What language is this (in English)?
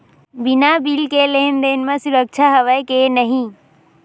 Chhattisgarhi